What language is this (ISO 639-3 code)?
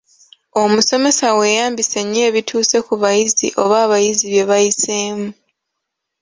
lug